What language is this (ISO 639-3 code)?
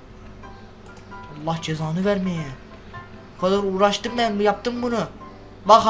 tur